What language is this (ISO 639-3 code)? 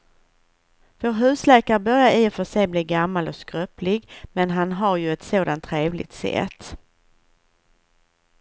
swe